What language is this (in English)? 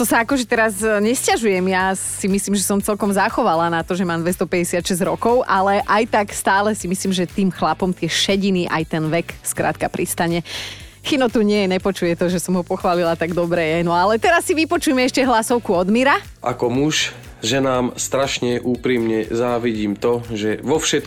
Slovak